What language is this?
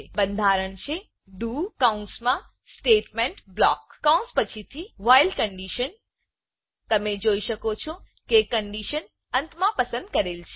Gujarati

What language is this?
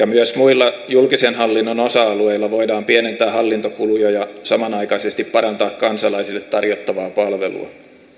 Finnish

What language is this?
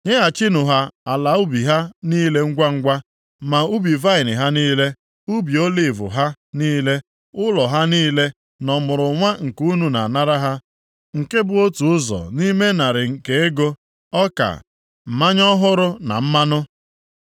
Igbo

